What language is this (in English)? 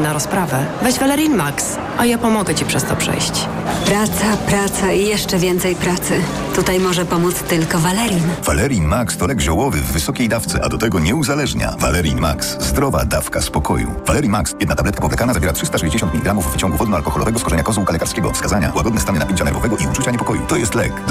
Polish